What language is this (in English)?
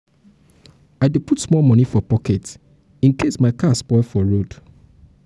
Nigerian Pidgin